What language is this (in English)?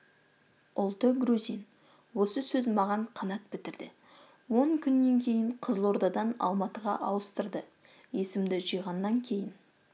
Kazakh